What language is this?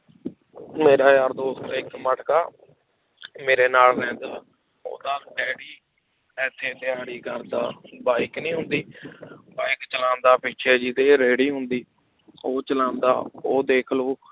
Punjabi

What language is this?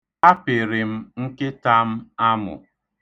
Igbo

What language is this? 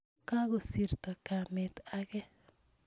Kalenjin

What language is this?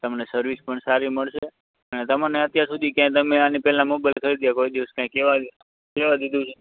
Gujarati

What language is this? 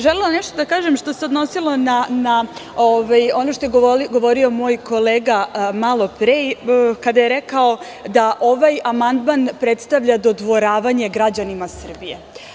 Serbian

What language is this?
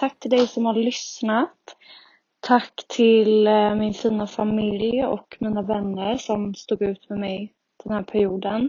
Swedish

